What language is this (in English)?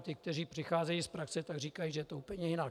Czech